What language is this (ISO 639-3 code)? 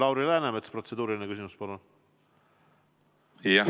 est